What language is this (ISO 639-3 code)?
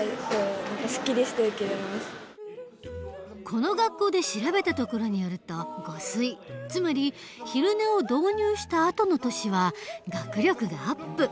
jpn